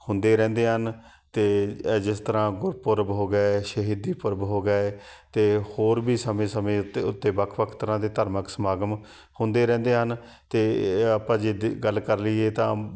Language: Punjabi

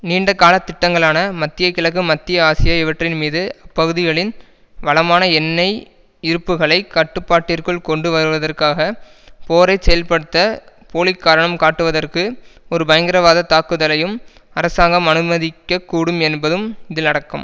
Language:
Tamil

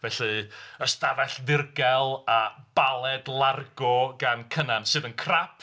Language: Welsh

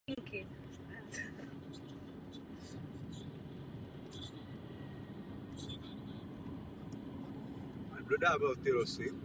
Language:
Czech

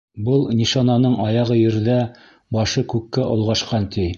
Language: Bashkir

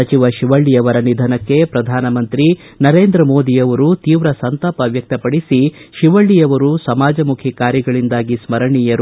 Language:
Kannada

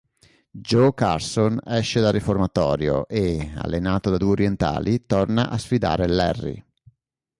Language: Italian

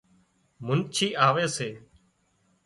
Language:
Wadiyara Koli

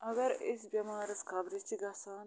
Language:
Kashmiri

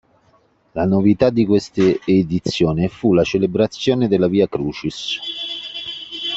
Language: Italian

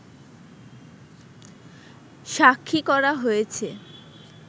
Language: Bangla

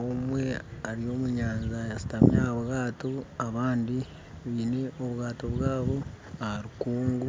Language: Nyankole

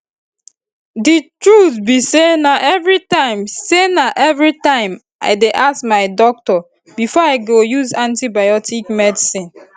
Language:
Nigerian Pidgin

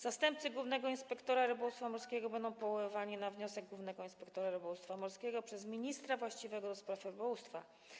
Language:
Polish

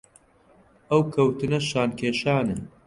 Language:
Central Kurdish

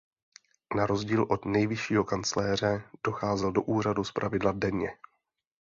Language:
Czech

